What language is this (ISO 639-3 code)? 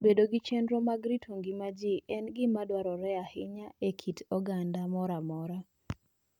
luo